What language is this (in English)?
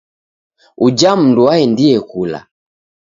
Taita